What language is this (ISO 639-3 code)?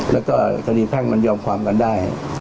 tha